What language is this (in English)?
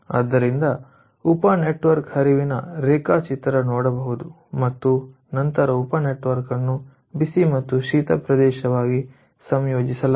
Kannada